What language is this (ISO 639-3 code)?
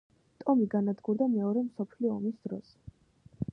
kat